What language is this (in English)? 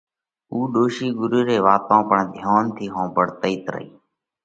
Parkari Koli